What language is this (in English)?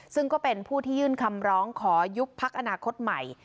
Thai